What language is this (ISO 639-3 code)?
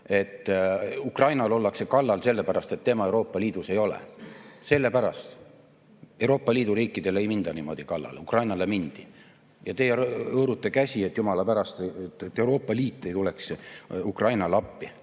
est